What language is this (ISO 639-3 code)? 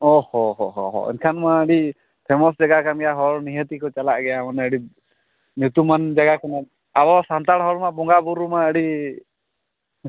sat